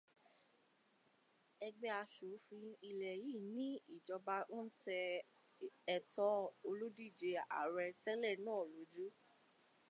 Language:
Yoruba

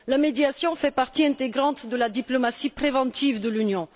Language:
French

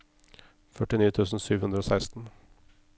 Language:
Norwegian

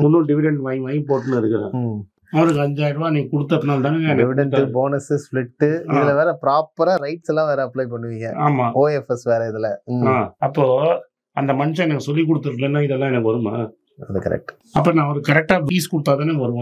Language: Tamil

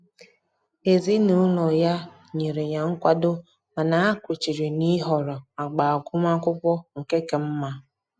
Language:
Igbo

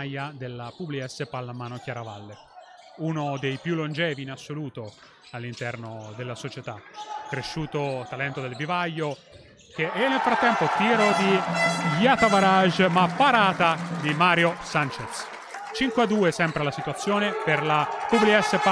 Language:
Italian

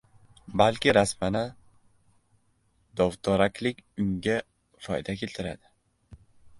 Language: Uzbek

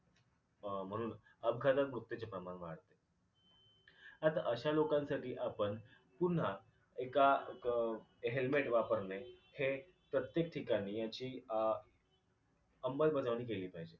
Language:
Marathi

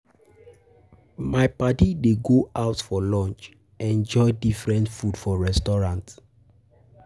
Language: Nigerian Pidgin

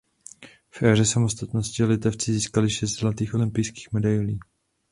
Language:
Czech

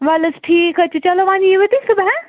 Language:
Kashmiri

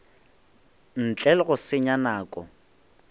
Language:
Northern Sotho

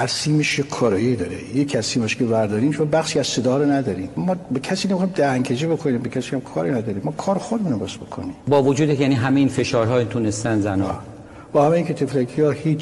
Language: Persian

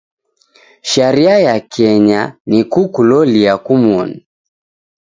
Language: Taita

